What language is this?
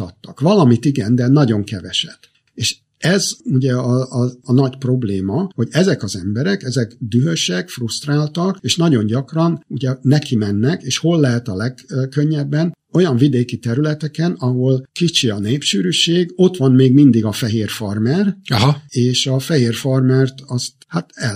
Hungarian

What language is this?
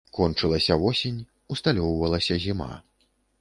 Belarusian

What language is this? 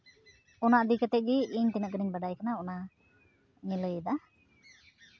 Santali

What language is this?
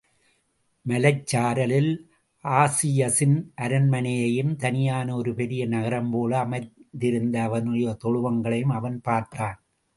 Tamil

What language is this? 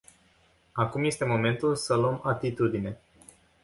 Romanian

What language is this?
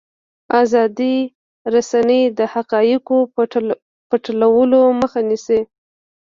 Pashto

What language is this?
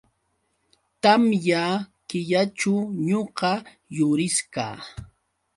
Yauyos Quechua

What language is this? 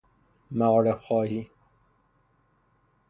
Persian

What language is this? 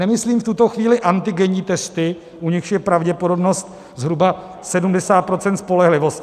Czech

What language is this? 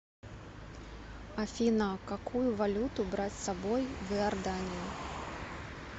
Russian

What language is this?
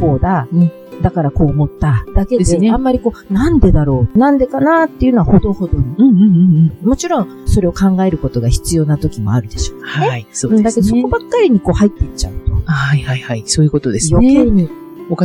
Japanese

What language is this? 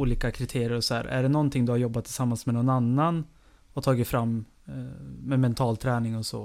Swedish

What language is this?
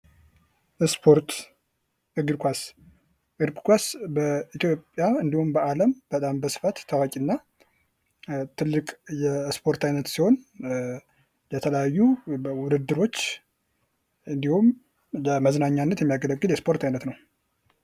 Amharic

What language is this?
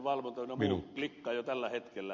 Finnish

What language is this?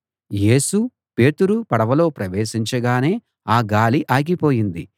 Telugu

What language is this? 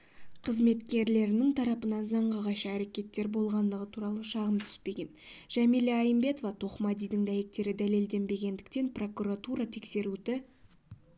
Kazakh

